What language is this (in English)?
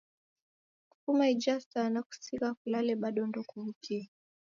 Taita